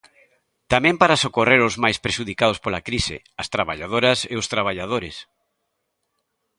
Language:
Galician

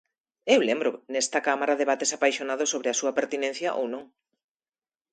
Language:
Galician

